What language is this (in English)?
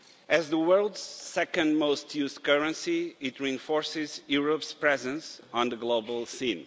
English